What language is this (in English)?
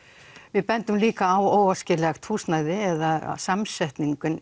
Icelandic